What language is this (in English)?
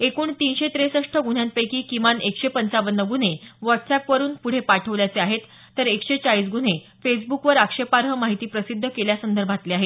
Marathi